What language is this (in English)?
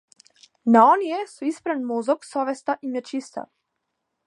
Macedonian